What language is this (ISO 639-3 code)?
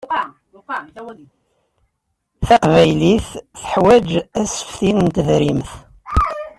kab